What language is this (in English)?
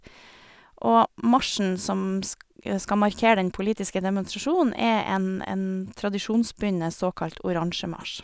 Norwegian